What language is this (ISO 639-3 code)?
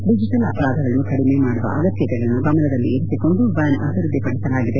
kan